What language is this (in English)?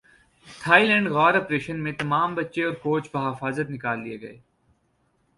Urdu